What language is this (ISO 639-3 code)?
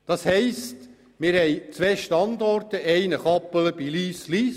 gsw